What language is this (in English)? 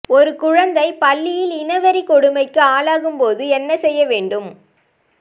Tamil